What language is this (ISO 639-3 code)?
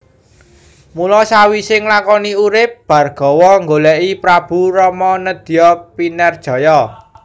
jav